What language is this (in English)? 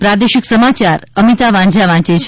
Gujarati